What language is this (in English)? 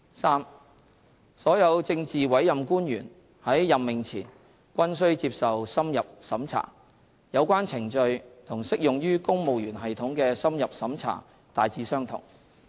Cantonese